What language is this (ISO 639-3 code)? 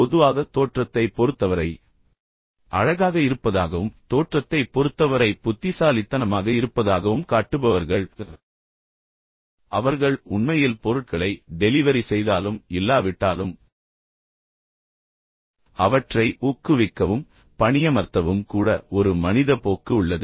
tam